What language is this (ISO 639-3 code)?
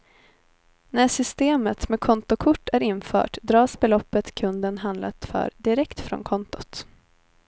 swe